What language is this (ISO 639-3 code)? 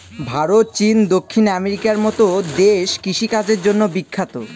ben